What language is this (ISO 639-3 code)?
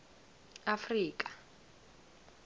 nbl